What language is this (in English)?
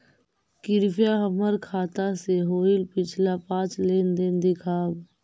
Magahi